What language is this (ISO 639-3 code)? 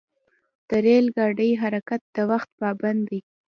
pus